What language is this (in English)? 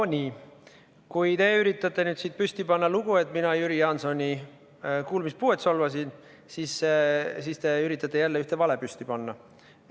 Estonian